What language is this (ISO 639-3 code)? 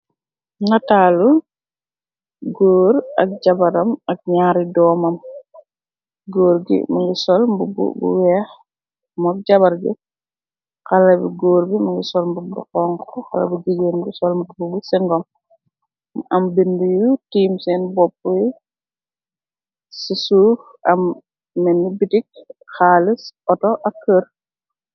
wol